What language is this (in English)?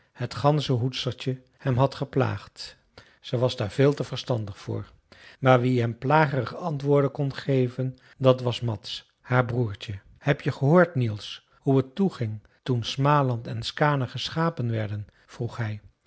Dutch